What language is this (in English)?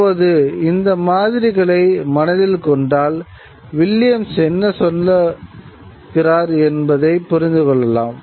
Tamil